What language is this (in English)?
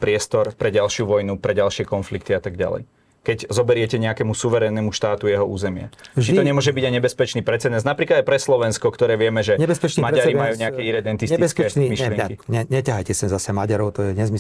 Slovak